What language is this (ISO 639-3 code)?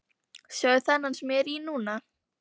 isl